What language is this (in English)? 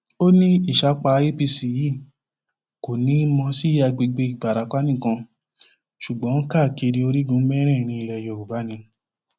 Yoruba